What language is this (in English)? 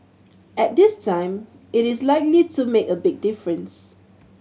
English